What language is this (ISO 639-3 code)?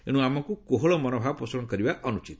ori